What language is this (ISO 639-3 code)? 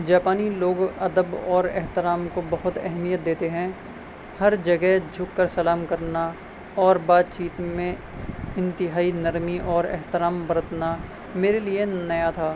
urd